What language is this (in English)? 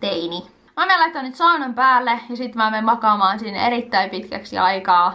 Finnish